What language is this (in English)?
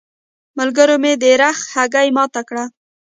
Pashto